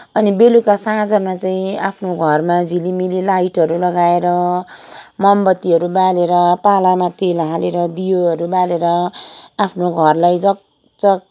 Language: Nepali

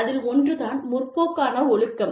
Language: Tamil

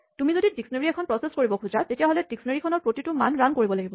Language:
Assamese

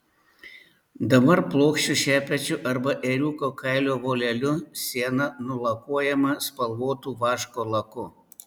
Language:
Lithuanian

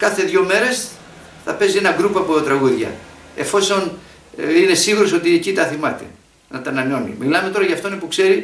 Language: Greek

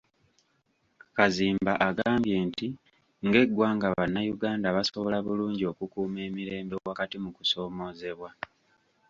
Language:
Ganda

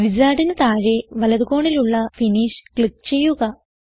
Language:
Malayalam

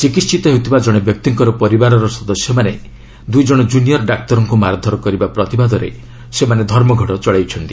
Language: Odia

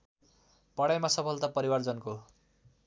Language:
Nepali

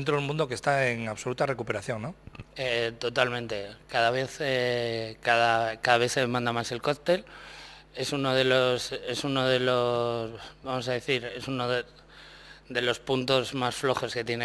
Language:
Spanish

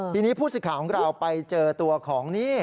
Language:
Thai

